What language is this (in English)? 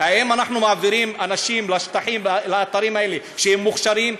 Hebrew